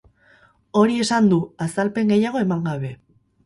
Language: Basque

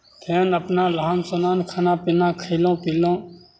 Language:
Maithili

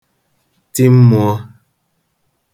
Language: Igbo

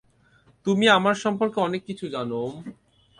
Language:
Bangla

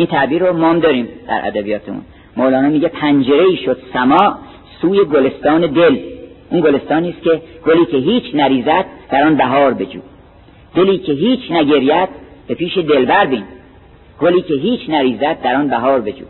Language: Persian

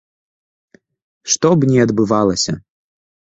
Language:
Belarusian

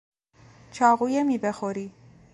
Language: Persian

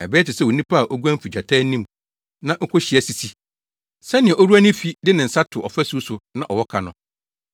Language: Akan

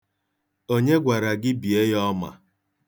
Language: Igbo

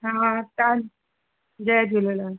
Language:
Sindhi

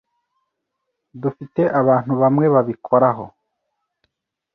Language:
Kinyarwanda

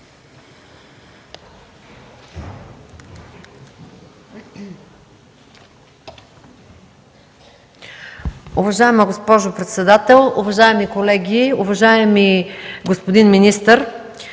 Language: Bulgarian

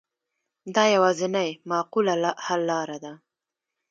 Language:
Pashto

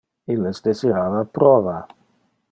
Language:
Interlingua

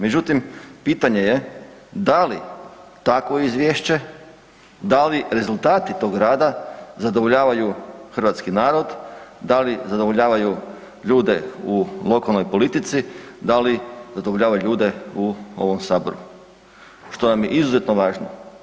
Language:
Croatian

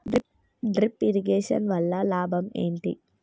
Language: Telugu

